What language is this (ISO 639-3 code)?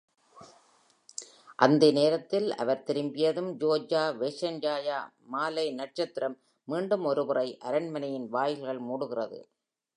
tam